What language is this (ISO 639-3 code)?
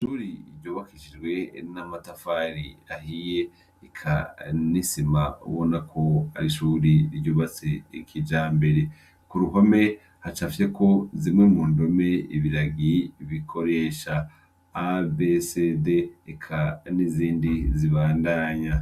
run